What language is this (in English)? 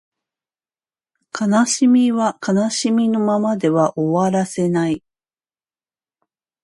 Japanese